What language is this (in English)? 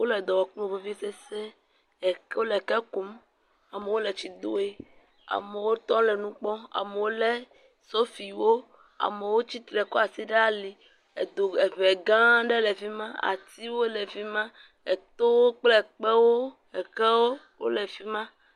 Ewe